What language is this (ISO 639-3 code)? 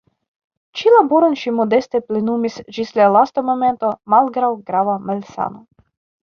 epo